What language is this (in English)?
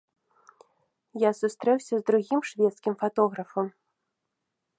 Belarusian